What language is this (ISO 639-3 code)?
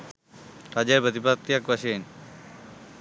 sin